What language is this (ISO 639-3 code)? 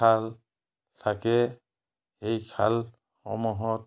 asm